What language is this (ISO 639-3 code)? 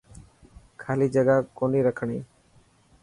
mki